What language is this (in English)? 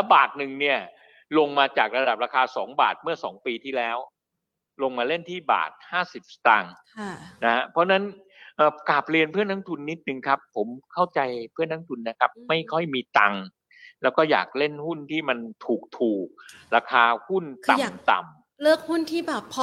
Thai